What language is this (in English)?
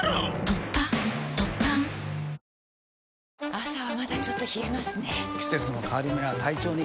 Japanese